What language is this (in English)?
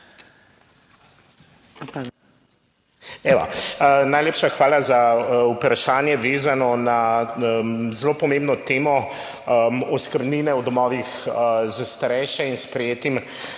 Slovenian